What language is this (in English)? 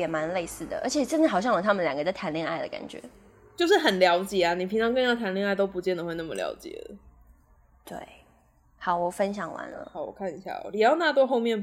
Chinese